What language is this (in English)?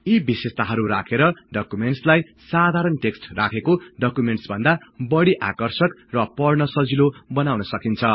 Nepali